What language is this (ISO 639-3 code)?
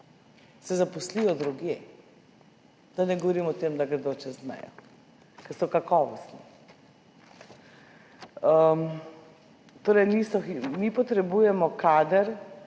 slv